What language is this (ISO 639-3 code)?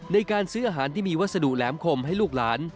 tha